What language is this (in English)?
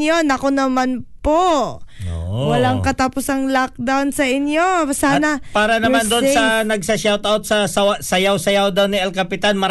Filipino